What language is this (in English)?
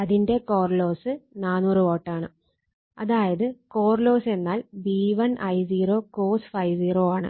Malayalam